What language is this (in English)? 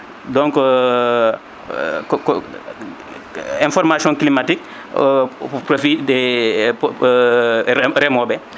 Fula